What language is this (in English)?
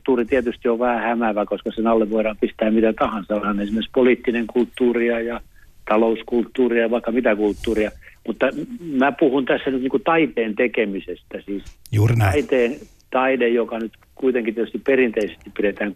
Finnish